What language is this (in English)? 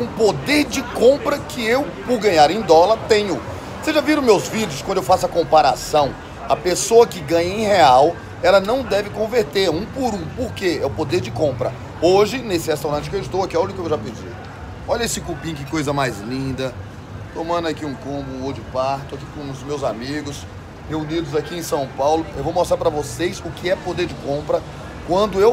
Portuguese